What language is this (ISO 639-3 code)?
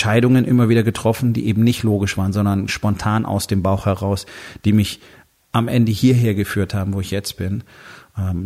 deu